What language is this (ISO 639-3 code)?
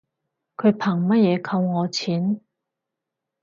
yue